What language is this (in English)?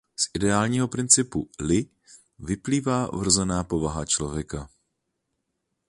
Czech